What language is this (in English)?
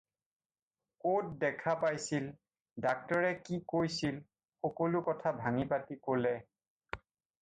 Assamese